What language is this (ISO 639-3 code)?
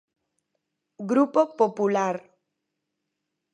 glg